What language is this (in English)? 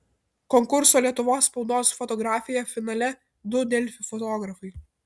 Lithuanian